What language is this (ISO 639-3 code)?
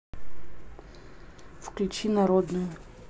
rus